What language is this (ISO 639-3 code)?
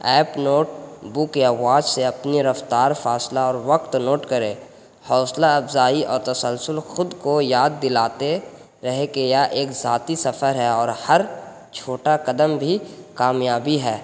urd